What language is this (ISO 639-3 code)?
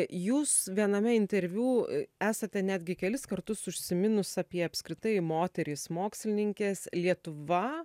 lit